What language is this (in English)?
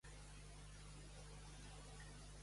Catalan